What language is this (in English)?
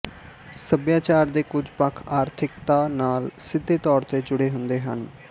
Punjabi